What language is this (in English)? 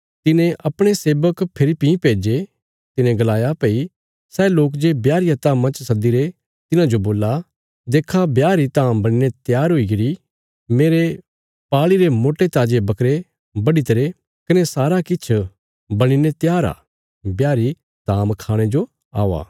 Bilaspuri